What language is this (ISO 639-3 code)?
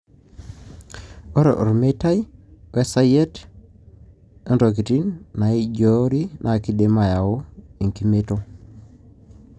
mas